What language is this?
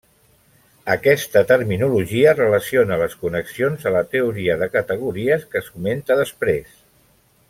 Catalan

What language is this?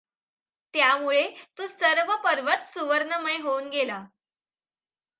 Marathi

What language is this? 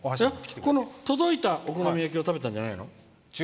Japanese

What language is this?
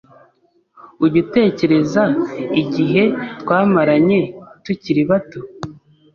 Kinyarwanda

